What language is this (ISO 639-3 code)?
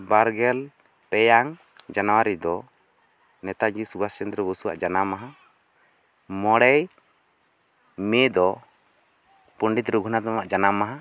sat